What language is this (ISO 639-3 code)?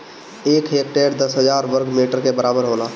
bho